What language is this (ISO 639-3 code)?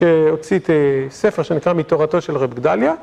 heb